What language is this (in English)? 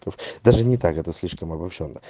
Russian